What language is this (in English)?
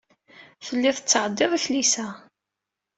Kabyle